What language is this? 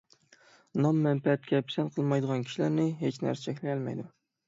Uyghur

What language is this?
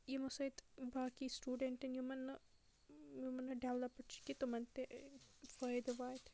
Kashmiri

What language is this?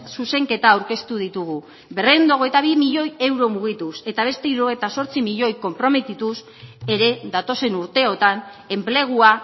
Basque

